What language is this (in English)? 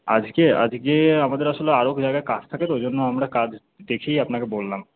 Bangla